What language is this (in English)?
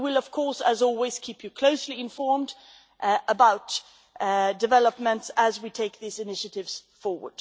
English